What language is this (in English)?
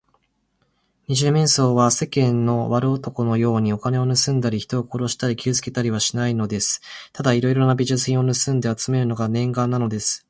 Japanese